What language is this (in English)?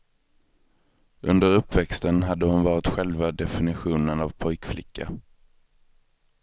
Swedish